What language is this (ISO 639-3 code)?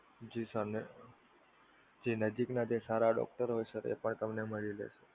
guj